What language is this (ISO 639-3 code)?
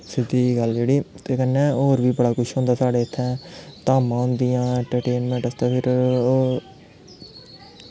doi